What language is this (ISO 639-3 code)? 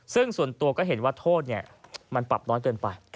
tha